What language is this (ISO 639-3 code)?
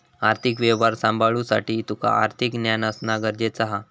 mar